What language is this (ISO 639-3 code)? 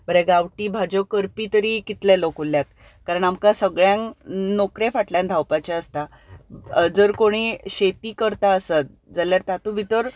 kok